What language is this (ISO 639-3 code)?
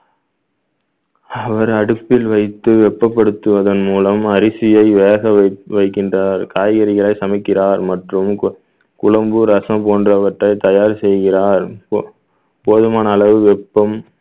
tam